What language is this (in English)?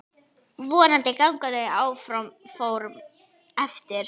Icelandic